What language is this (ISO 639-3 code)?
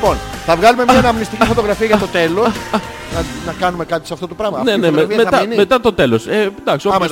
ell